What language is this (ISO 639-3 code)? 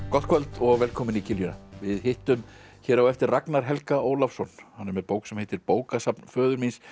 isl